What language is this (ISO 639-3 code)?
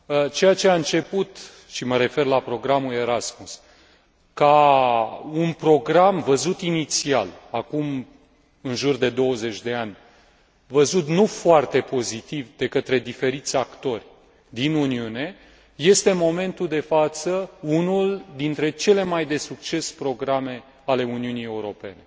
ron